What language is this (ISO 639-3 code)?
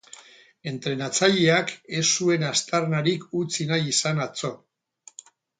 eus